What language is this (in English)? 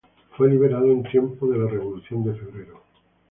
Spanish